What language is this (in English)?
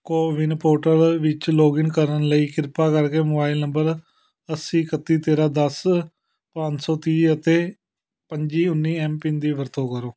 Punjabi